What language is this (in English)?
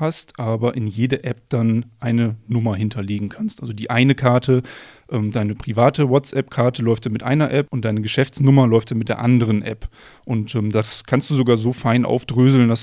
German